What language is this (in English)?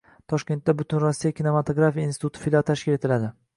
Uzbek